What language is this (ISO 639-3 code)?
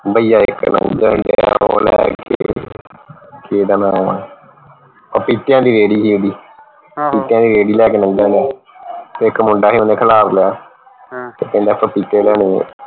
pan